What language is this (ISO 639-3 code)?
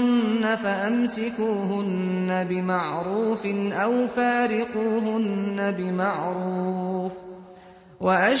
ara